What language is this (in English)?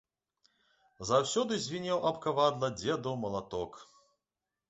Belarusian